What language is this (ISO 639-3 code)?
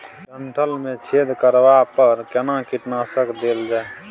mai